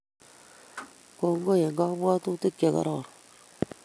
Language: Kalenjin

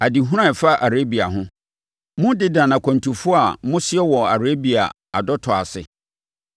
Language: Akan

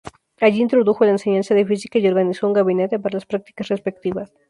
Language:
Spanish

